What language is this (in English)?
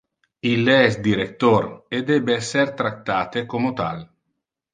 Interlingua